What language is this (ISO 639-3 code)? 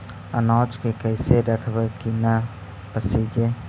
mag